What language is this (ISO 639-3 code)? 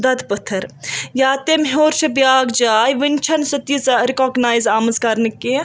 kas